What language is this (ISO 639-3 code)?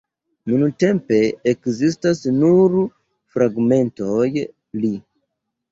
epo